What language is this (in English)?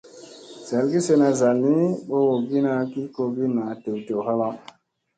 Musey